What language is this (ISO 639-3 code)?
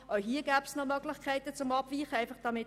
gsw